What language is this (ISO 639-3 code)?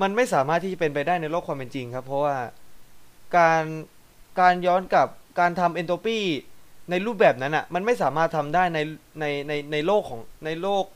tha